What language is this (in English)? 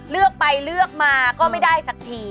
Thai